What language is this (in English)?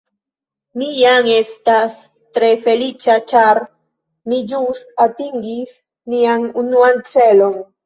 Esperanto